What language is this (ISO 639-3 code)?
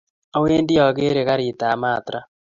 kln